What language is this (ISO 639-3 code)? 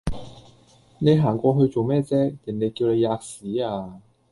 yue